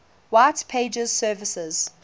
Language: English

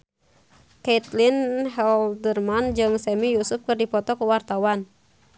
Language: Sundanese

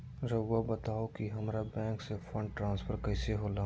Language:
Magahi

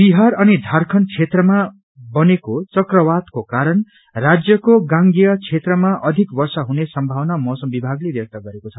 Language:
Nepali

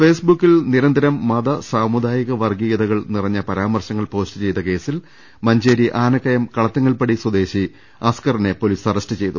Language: Malayalam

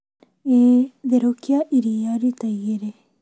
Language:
Kikuyu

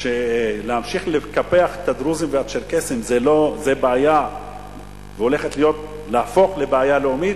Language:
Hebrew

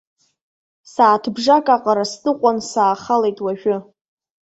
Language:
Abkhazian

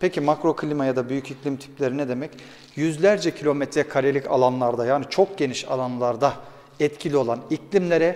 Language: Turkish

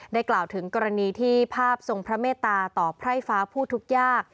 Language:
Thai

